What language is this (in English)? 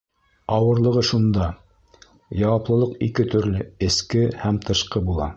Bashkir